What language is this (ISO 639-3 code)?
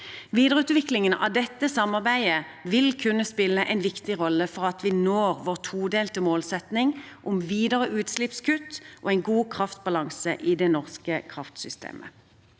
nor